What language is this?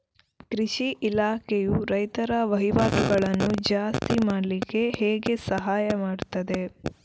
Kannada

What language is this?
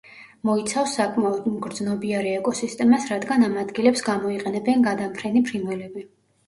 Georgian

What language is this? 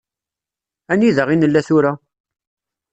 Kabyle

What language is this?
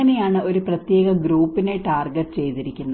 Malayalam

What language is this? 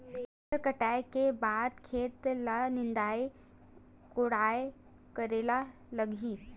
Chhattisgarhi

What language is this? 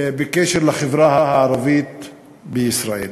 Hebrew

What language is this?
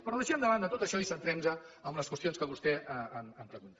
Catalan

